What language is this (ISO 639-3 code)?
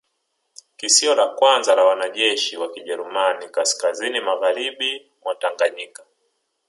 swa